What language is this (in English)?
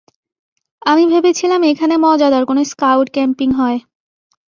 Bangla